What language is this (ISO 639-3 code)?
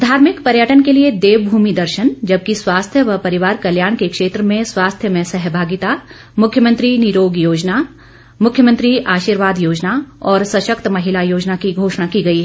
hin